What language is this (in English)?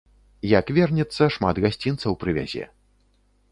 Belarusian